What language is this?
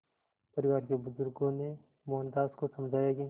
Hindi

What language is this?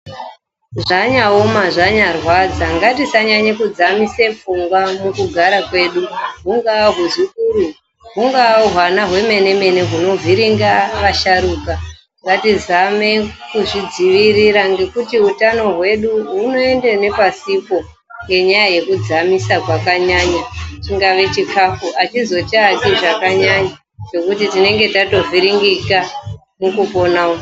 Ndau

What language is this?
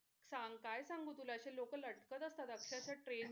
Marathi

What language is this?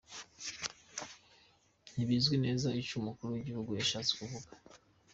Kinyarwanda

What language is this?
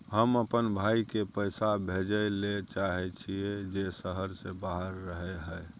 Maithili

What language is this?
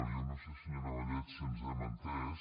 Catalan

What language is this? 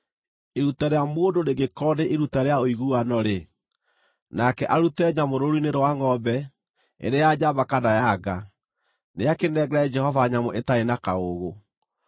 Kikuyu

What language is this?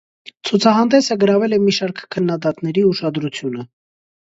Armenian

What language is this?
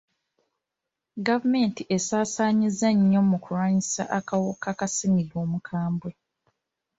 Ganda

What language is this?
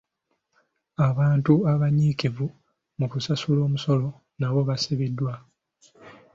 Ganda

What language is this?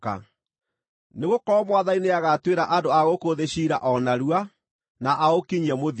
Kikuyu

